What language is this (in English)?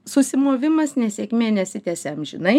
Lithuanian